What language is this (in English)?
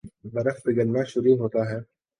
Urdu